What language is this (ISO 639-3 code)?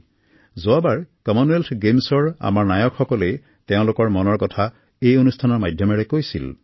asm